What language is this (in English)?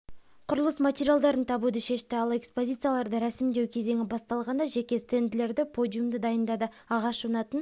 Kazakh